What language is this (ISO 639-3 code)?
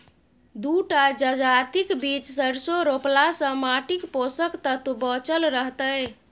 mai